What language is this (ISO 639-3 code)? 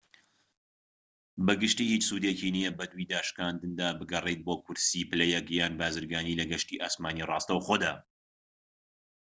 ckb